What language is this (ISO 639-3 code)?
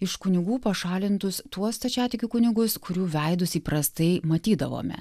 lit